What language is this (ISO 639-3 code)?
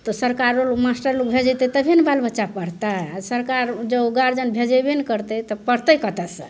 mai